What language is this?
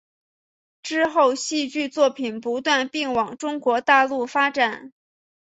Chinese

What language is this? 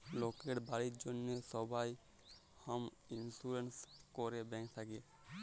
Bangla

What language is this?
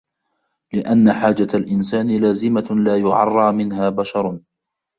Arabic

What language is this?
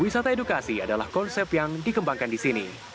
Indonesian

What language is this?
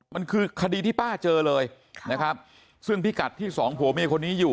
Thai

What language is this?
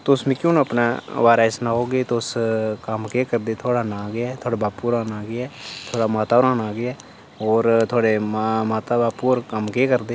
Dogri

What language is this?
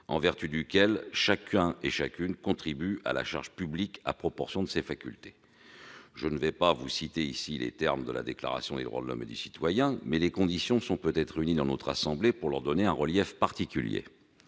French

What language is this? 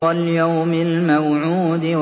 Arabic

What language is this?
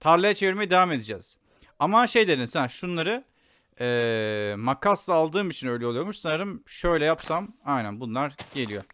Turkish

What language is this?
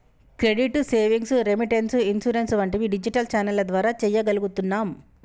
Telugu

